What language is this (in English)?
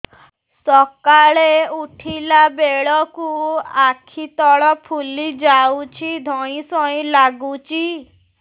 Odia